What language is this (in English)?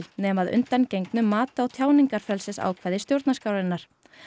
Icelandic